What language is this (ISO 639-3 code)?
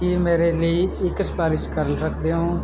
pan